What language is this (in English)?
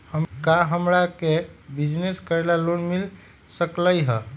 Magahi